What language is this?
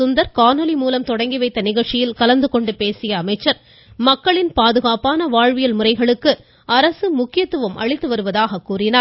Tamil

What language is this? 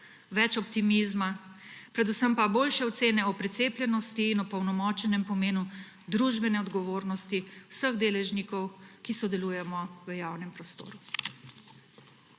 Slovenian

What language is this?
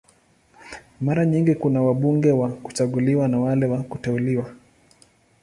Swahili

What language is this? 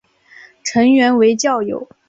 Chinese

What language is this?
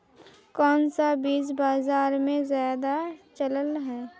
Magahi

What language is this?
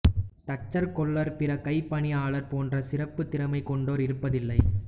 Tamil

